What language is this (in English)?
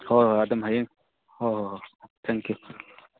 Manipuri